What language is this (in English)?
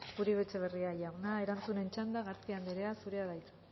Basque